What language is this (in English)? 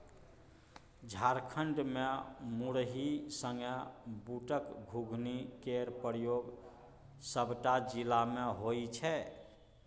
Maithili